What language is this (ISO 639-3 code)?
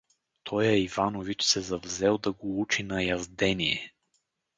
bul